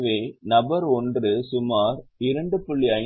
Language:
Tamil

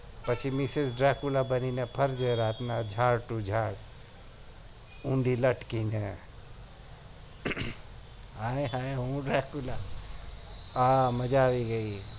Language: Gujarati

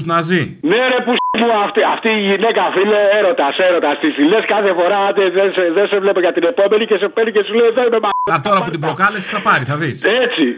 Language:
Greek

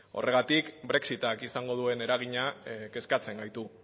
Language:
Basque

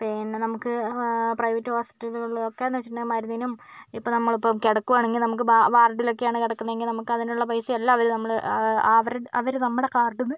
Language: Malayalam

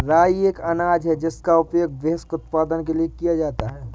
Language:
Hindi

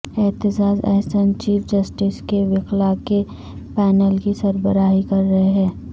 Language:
Urdu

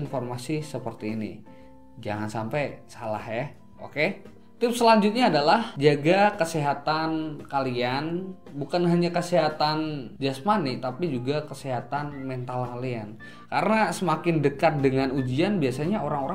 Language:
Indonesian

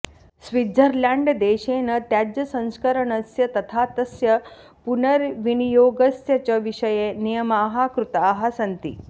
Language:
Sanskrit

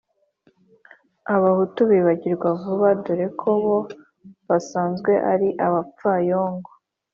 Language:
Kinyarwanda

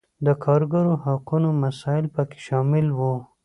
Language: Pashto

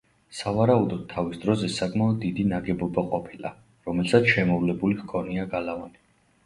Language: Georgian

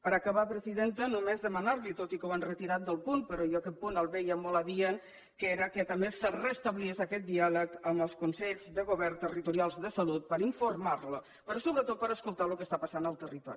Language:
Catalan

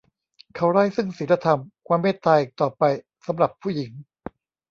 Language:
Thai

